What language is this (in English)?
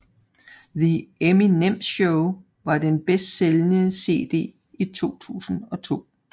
Danish